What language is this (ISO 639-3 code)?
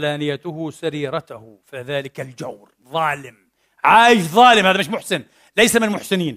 ara